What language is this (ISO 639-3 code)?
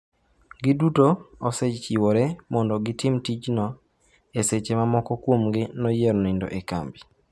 luo